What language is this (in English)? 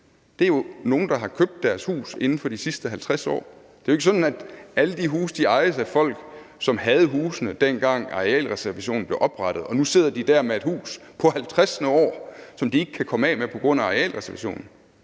Danish